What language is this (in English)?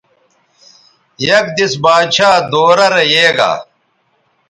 Bateri